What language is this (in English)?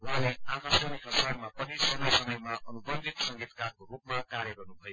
Nepali